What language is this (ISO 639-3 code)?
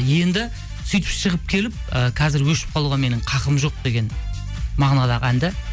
kaz